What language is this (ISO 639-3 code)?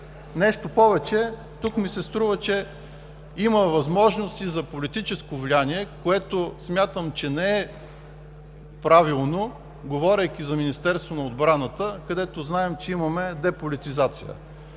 bul